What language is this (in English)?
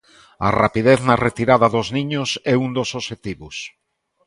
Galician